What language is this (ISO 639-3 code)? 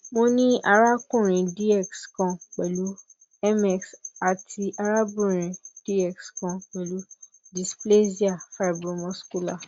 yor